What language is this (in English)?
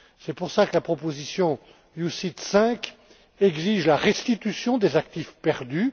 French